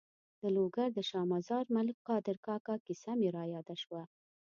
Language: Pashto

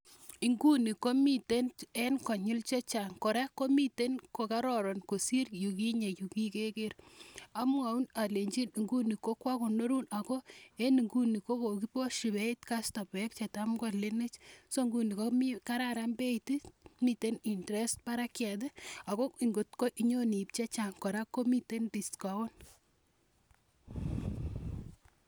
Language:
Kalenjin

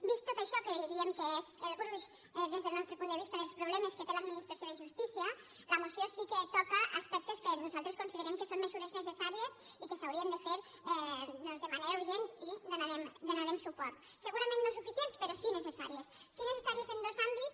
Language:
Catalan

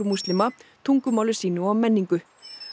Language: Icelandic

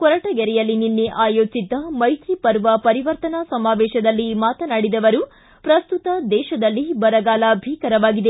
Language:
Kannada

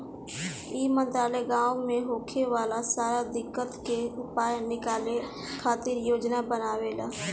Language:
Bhojpuri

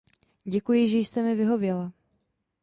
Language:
Czech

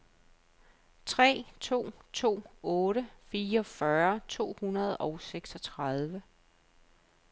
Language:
Danish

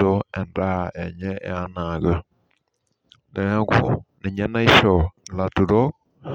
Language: Masai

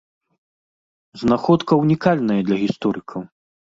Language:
Belarusian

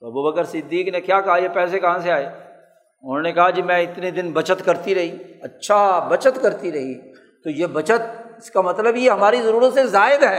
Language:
Urdu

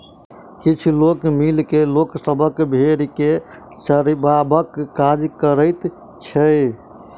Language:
Maithili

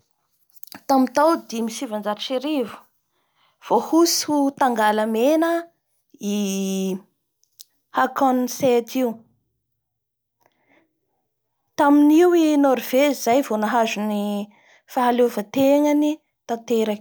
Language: Bara Malagasy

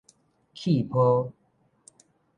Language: Min Nan Chinese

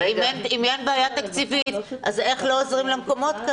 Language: Hebrew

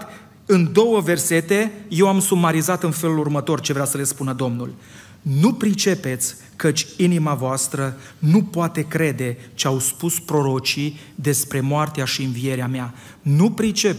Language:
Romanian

